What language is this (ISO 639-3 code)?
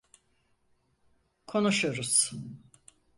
tur